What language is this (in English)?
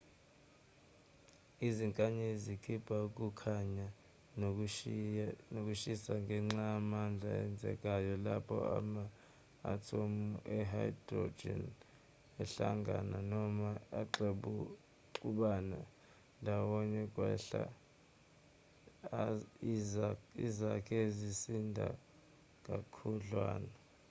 Zulu